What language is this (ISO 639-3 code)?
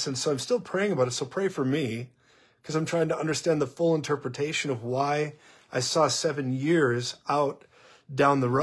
eng